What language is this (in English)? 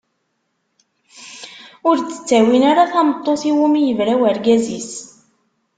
Kabyle